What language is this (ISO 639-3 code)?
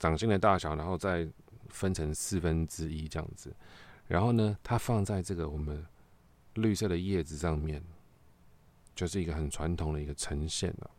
zho